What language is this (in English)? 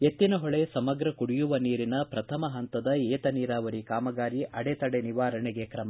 Kannada